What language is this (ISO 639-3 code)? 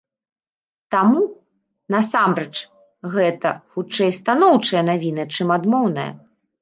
bel